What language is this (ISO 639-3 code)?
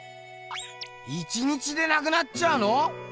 jpn